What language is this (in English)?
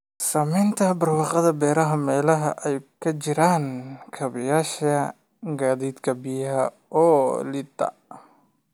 Somali